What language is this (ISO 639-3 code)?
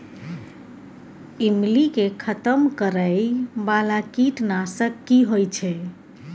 mai